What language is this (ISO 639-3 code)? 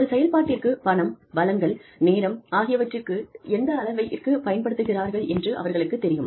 tam